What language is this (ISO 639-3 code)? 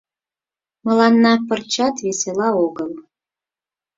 chm